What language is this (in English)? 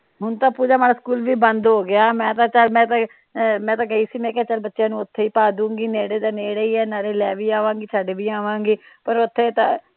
Punjabi